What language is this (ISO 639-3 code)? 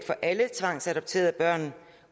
dan